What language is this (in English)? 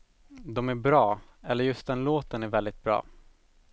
Swedish